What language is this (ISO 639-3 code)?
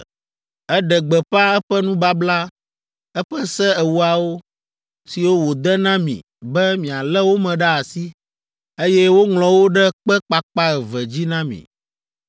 ewe